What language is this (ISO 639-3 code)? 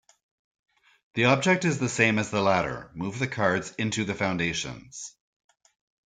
eng